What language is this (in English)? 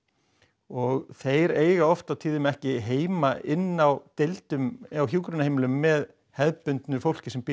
Icelandic